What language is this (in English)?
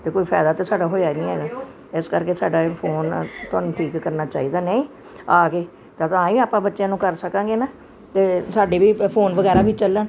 Punjabi